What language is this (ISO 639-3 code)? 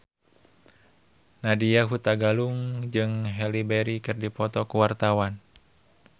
sun